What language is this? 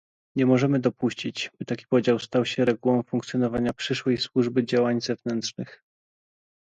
Polish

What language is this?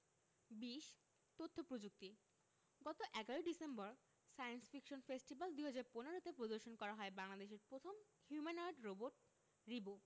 Bangla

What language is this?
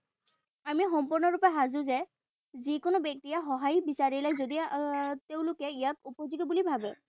Assamese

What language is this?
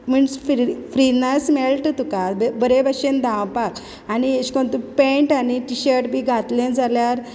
Konkani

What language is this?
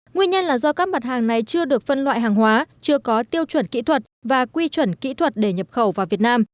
Vietnamese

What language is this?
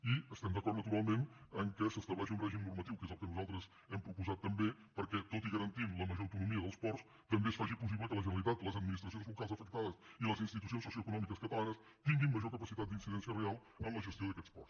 Catalan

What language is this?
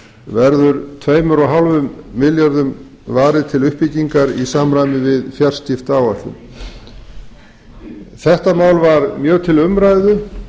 Icelandic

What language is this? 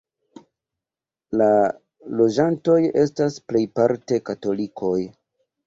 Esperanto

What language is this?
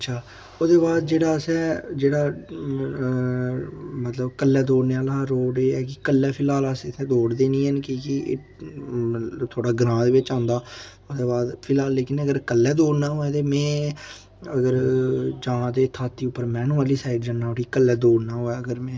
Dogri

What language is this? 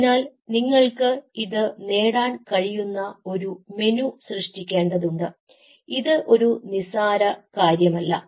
Malayalam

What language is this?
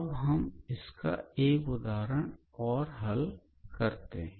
Hindi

